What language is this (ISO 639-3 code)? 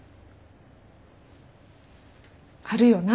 jpn